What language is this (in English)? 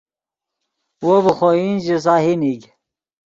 Yidgha